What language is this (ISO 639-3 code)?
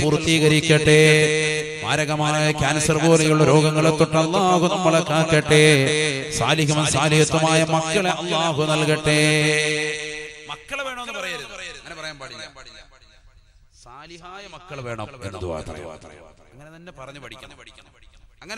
mal